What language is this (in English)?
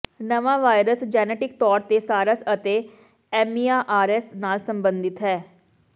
Punjabi